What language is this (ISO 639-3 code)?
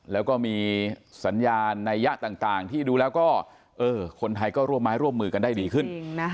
tha